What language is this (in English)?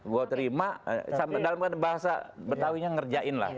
Indonesian